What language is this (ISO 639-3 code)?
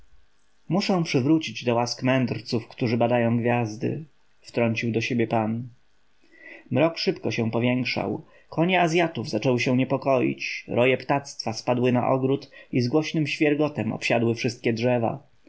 pol